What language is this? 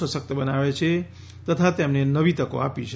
Gujarati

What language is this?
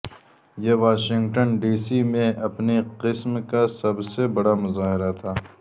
Urdu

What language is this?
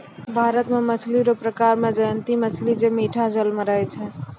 Maithili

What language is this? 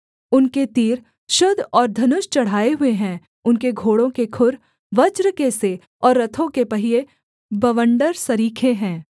Hindi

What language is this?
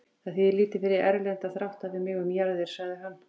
Icelandic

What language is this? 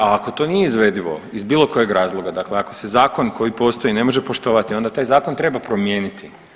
Croatian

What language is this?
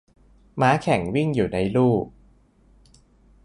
Thai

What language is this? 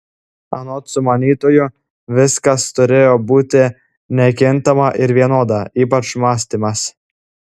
Lithuanian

